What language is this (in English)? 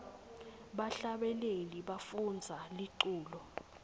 Swati